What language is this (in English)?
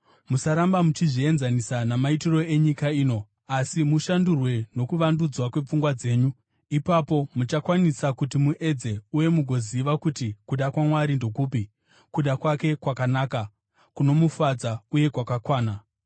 Shona